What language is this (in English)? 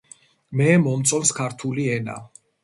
Georgian